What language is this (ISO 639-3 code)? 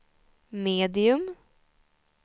swe